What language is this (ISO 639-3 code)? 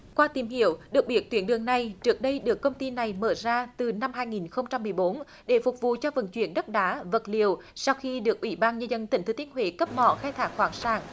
vie